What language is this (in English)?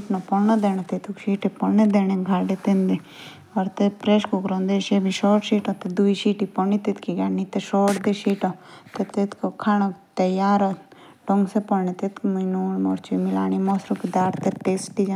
Jaunsari